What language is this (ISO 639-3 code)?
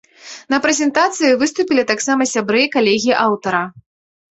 bel